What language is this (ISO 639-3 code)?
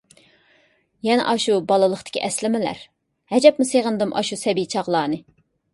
uig